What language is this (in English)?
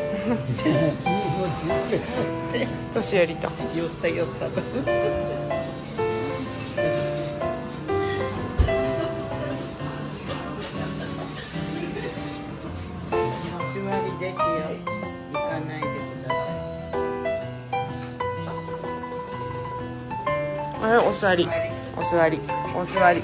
Japanese